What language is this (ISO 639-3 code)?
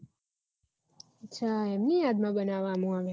guj